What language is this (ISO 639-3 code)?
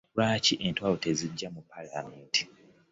lug